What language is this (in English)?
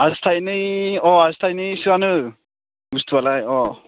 Bodo